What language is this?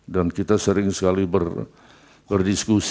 Indonesian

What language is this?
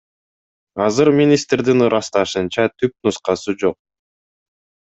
Kyrgyz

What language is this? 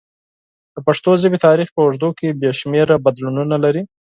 Pashto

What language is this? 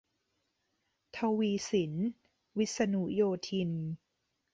Thai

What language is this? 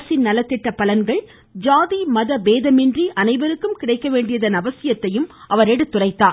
Tamil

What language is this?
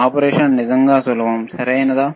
Telugu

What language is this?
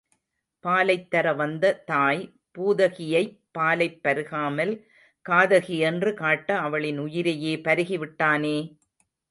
Tamil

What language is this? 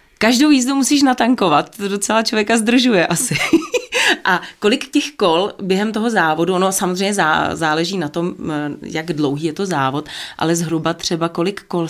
Czech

